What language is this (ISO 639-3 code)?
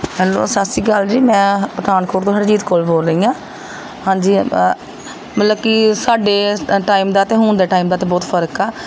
pan